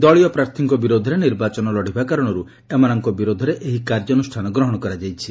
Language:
Odia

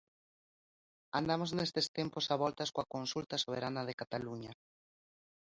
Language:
Galician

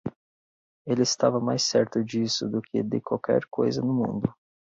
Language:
Portuguese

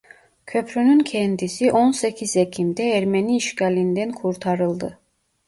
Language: Turkish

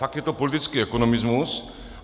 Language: Czech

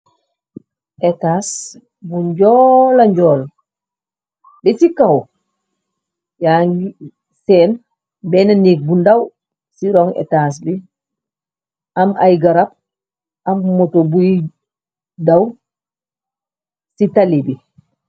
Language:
Wolof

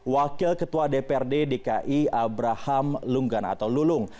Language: Indonesian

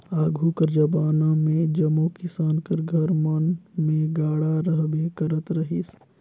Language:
Chhattisgarhi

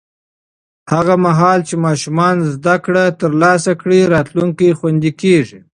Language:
Pashto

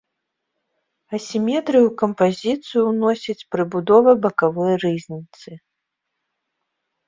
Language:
Belarusian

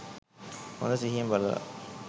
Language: Sinhala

